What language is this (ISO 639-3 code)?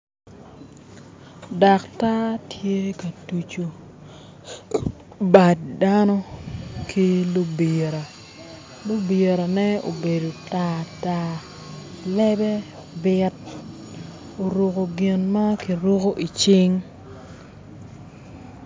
ach